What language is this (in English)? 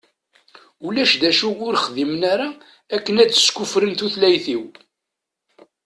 Kabyle